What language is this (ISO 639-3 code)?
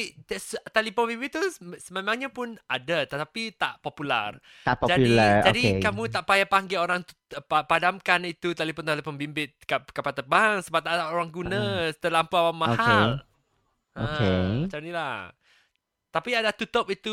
msa